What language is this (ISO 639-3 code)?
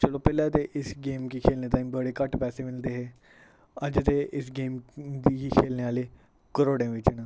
doi